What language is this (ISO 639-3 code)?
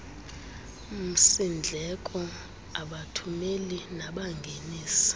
xho